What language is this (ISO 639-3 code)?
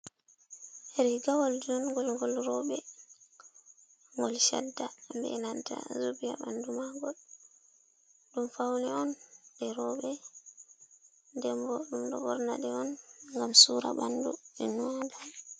ful